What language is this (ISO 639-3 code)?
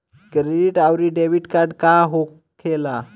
bho